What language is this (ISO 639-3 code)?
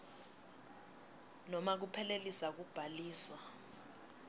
ssw